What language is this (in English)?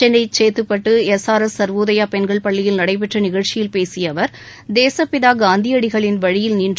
Tamil